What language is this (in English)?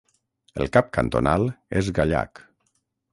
Catalan